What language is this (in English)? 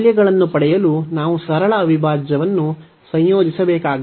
Kannada